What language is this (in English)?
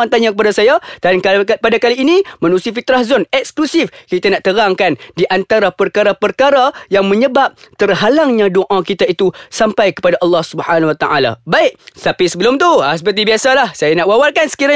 Malay